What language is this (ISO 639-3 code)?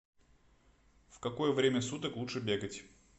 rus